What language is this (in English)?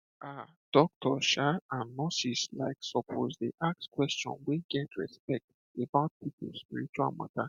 Nigerian Pidgin